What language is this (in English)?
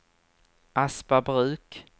Swedish